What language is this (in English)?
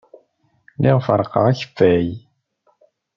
Kabyle